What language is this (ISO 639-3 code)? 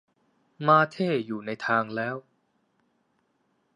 tha